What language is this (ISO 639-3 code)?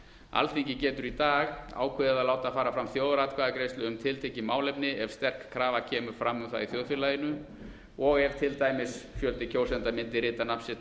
isl